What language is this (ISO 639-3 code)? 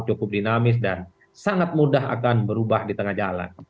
ind